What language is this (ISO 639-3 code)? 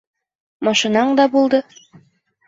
bak